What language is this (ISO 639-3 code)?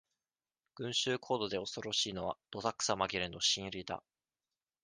jpn